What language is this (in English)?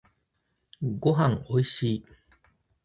Japanese